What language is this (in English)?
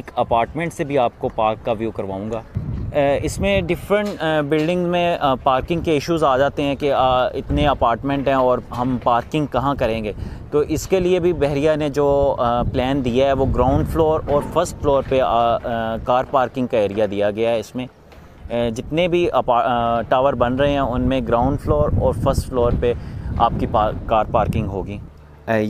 Hindi